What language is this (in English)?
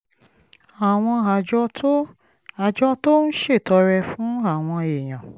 Yoruba